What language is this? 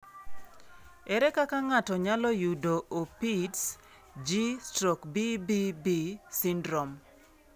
Luo (Kenya and Tanzania)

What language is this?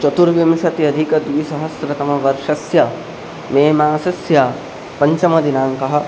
Sanskrit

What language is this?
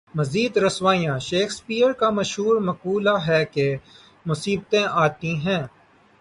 Urdu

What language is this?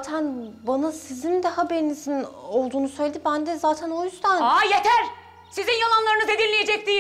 Turkish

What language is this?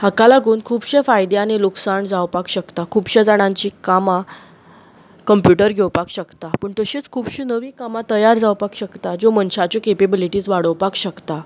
Konkani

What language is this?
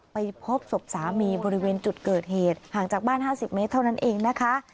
Thai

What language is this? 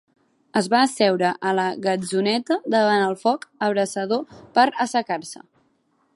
Catalan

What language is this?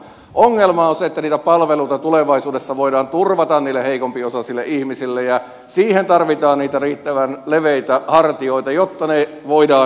Finnish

